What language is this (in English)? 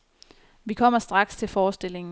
Danish